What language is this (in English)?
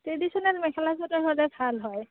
Assamese